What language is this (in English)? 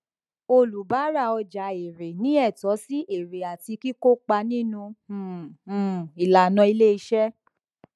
Yoruba